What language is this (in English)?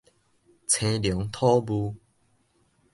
Min Nan Chinese